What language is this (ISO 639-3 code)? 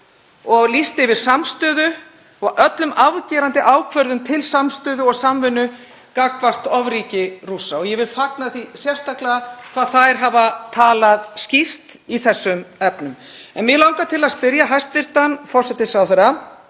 isl